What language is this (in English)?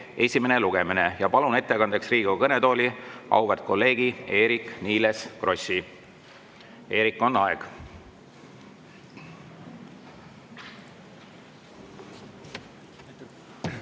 Estonian